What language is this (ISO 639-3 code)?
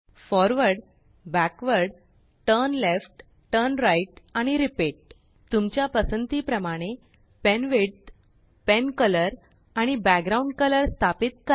mar